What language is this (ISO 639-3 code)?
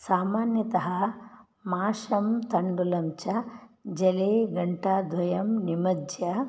san